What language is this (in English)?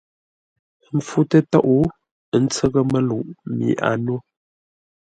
Ngombale